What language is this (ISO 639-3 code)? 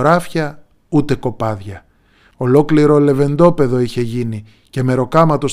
ell